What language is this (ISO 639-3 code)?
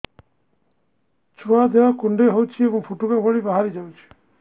ori